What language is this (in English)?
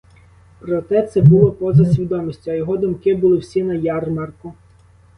Ukrainian